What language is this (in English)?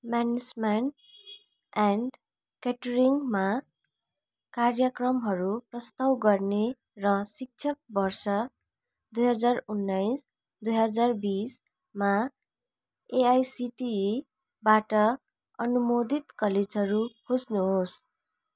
Nepali